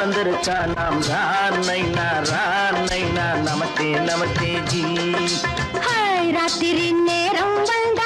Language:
Hindi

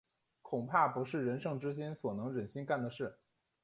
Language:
Chinese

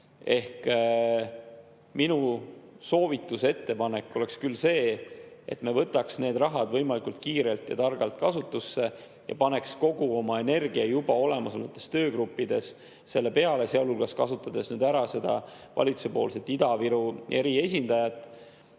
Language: Estonian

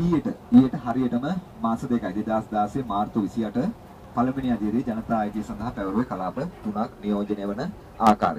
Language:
Indonesian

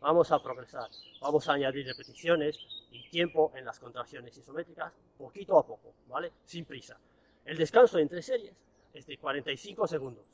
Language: Spanish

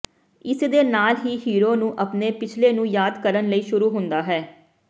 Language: Punjabi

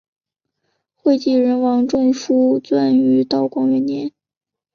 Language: Chinese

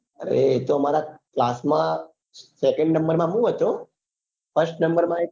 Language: Gujarati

